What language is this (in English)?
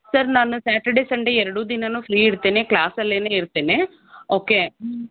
Kannada